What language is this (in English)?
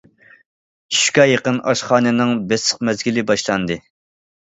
Uyghur